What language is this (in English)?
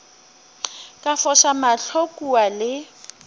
Northern Sotho